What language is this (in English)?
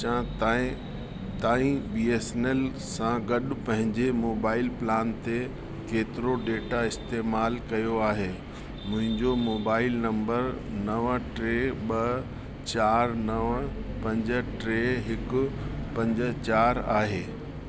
Sindhi